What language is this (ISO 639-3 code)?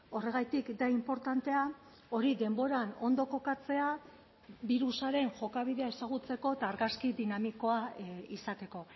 eus